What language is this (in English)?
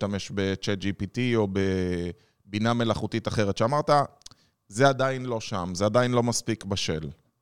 Hebrew